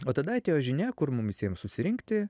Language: Lithuanian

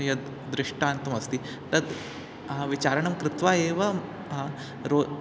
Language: Sanskrit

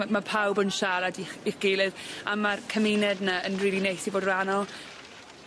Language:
Welsh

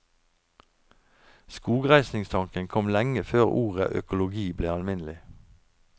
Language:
Norwegian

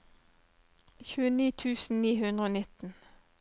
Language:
Norwegian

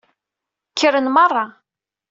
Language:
Kabyle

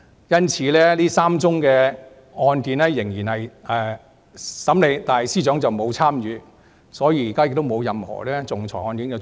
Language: Cantonese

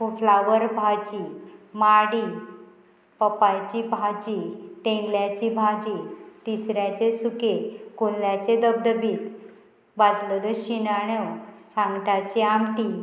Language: Konkani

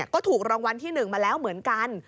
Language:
Thai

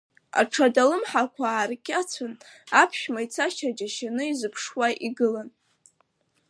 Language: Abkhazian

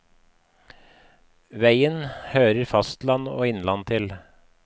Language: Norwegian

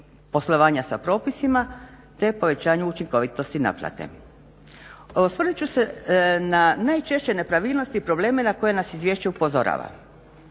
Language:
Croatian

